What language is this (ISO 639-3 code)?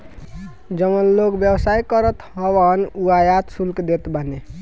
bho